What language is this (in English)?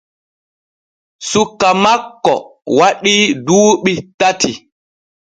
Borgu Fulfulde